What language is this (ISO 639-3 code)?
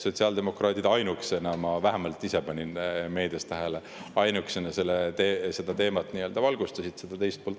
est